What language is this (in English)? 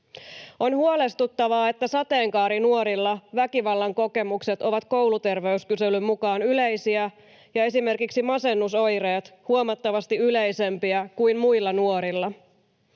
Finnish